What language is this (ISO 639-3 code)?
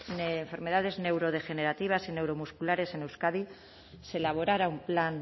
spa